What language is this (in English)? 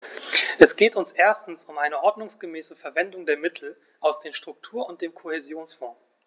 German